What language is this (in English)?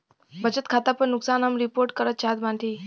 Bhojpuri